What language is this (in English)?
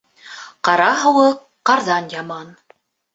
Bashkir